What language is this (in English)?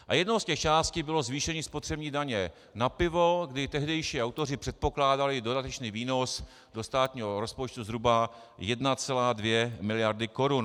Czech